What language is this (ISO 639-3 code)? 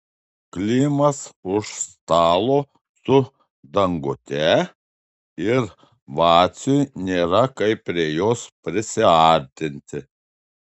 lit